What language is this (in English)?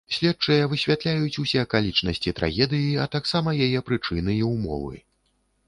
Belarusian